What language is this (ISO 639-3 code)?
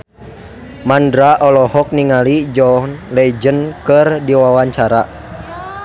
sun